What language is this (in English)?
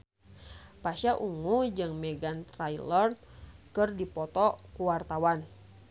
Sundanese